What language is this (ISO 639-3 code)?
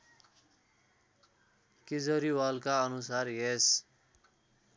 nep